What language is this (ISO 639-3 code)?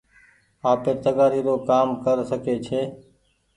gig